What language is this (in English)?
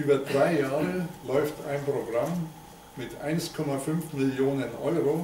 Czech